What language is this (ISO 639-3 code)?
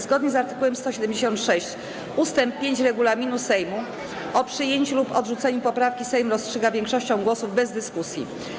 pol